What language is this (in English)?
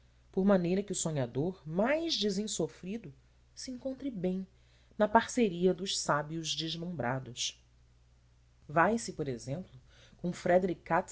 Portuguese